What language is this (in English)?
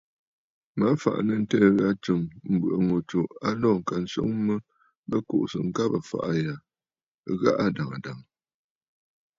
Bafut